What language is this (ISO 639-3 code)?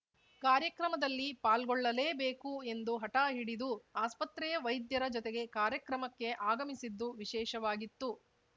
kan